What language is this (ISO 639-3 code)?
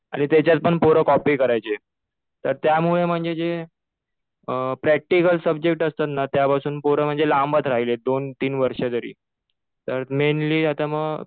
mar